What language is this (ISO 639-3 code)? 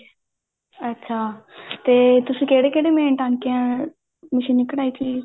pan